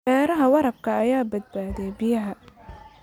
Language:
Somali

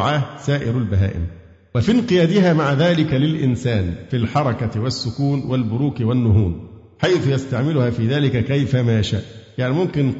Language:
Arabic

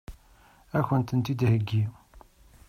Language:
Kabyle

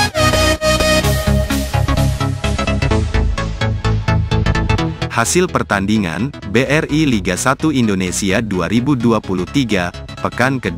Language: Indonesian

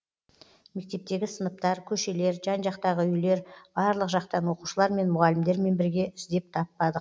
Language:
Kazakh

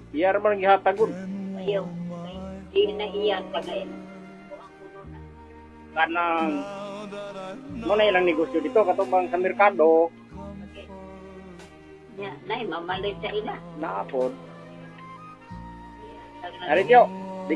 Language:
Indonesian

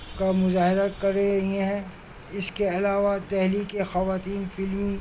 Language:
Urdu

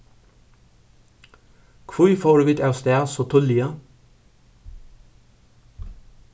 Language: Faroese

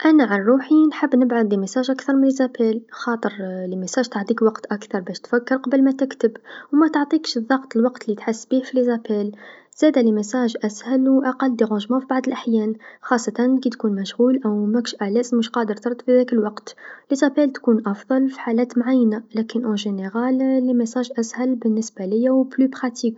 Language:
Tunisian Arabic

